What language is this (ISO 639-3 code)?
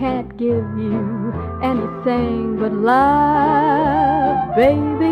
eng